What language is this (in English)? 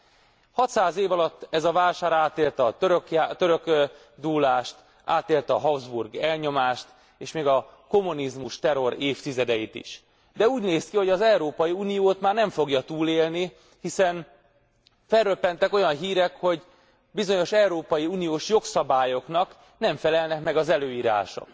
Hungarian